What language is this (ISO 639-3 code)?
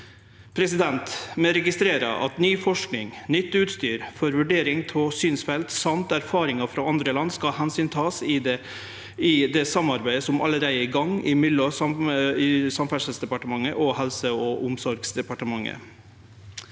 nor